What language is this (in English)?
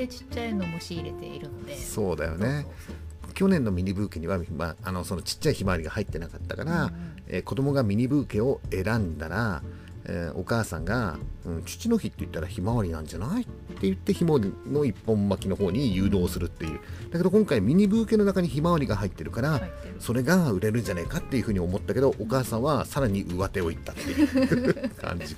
Japanese